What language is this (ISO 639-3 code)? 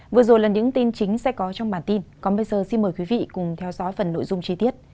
vie